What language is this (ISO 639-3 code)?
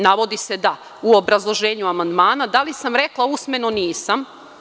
srp